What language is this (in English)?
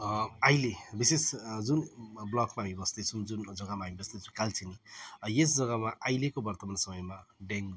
Nepali